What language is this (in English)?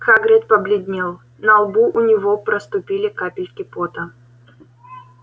Russian